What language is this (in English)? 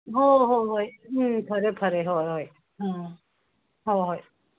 Manipuri